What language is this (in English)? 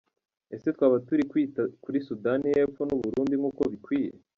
Kinyarwanda